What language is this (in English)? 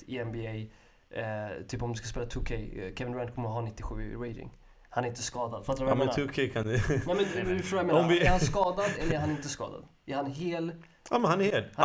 Swedish